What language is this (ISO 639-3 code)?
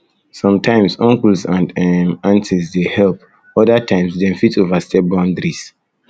pcm